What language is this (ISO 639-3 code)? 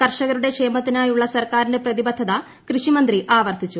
mal